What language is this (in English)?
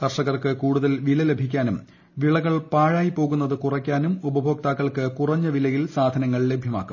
Malayalam